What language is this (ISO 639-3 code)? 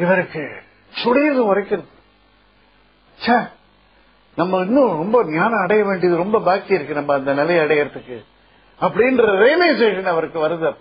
tam